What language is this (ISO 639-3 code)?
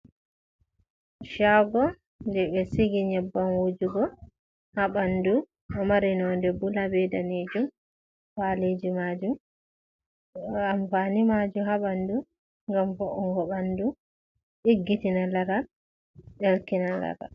ful